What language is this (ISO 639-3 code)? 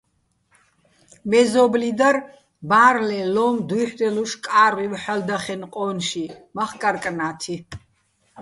bbl